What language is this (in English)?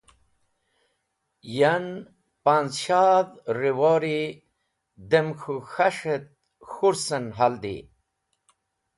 Wakhi